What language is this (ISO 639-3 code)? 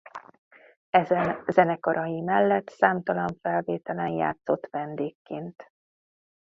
hun